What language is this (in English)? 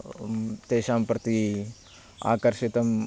Sanskrit